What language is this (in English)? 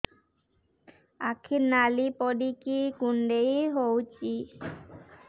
Odia